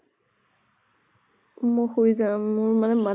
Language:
Assamese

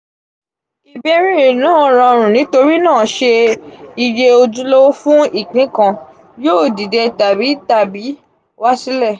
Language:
Yoruba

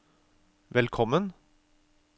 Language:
Norwegian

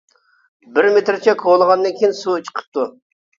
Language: Uyghur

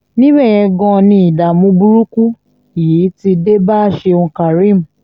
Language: Yoruba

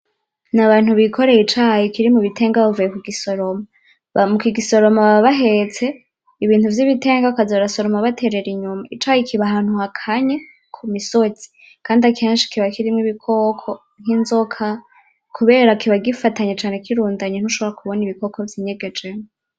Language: Rundi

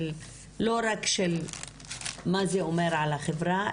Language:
Hebrew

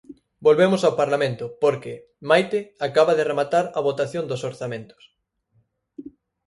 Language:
Galician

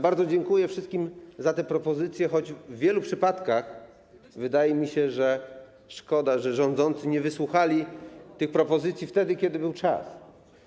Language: Polish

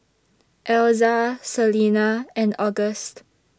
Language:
English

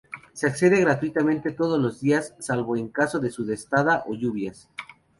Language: Spanish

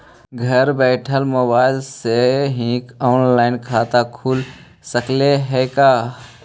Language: Magahi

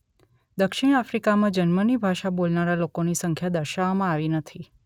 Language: Gujarati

